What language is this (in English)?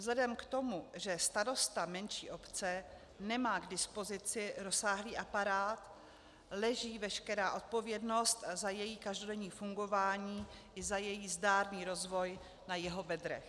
Czech